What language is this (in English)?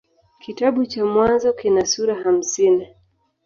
Swahili